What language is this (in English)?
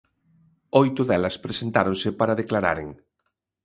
Galician